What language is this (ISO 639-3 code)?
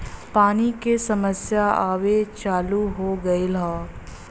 bho